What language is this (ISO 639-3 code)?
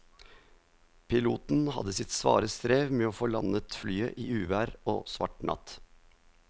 nor